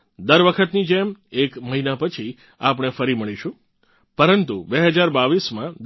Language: Gujarati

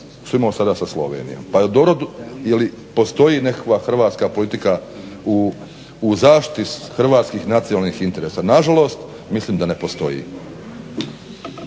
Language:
Croatian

